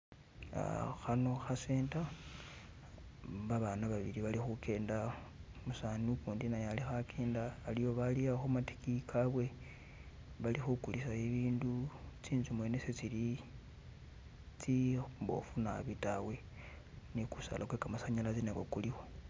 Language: Masaaba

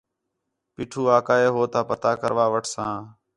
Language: Khetrani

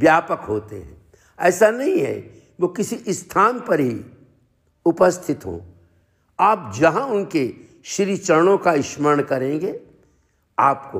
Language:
Hindi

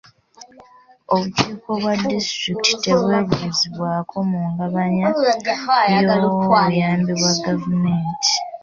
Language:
Ganda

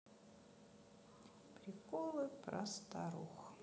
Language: Russian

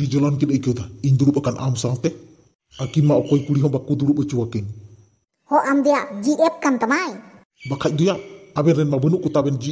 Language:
Indonesian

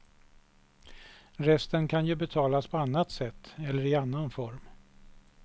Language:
Swedish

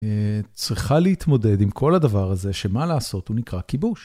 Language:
Hebrew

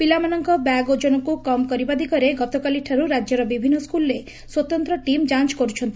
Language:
Odia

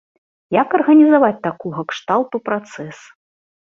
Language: Belarusian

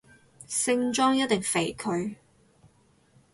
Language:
Cantonese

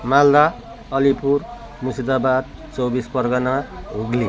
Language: Nepali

